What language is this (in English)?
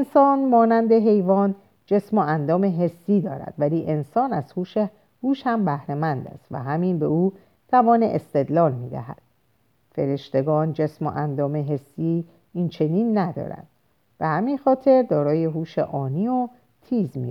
Persian